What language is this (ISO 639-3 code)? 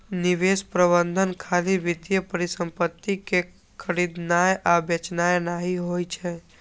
mai